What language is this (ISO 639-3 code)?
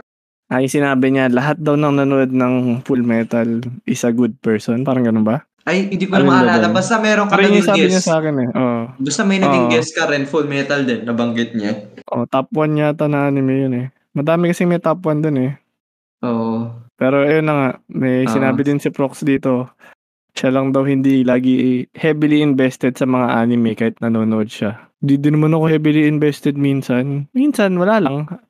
fil